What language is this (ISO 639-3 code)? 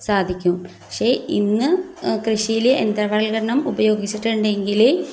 mal